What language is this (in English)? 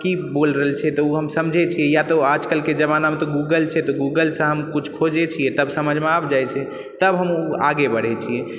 Maithili